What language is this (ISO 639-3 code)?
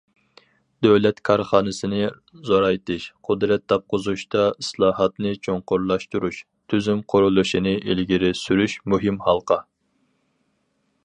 uig